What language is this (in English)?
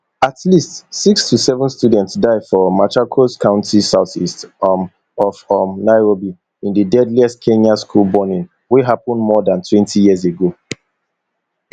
Nigerian Pidgin